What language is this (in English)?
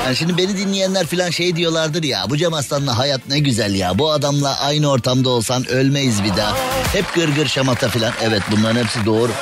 Turkish